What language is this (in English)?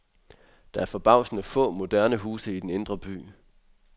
Danish